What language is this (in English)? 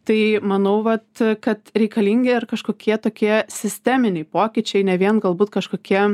Lithuanian